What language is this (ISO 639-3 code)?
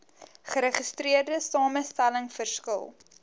afr